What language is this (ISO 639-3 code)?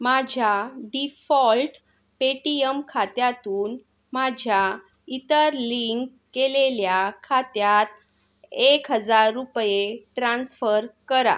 mar